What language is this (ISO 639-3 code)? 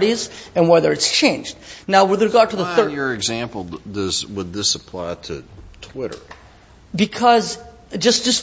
eng